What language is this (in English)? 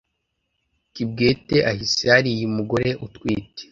Kinyarwanda